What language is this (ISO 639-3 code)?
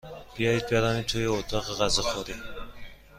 fas